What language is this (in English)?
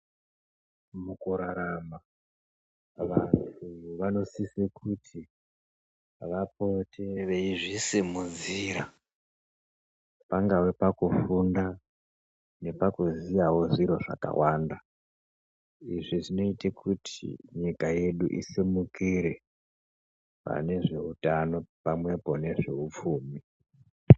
Ndau